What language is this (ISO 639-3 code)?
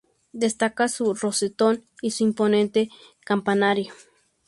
spa